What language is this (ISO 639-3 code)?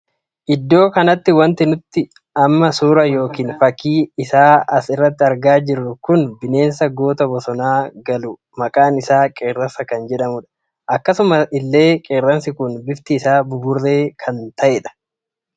orm